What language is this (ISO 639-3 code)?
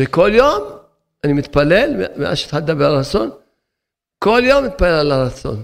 heb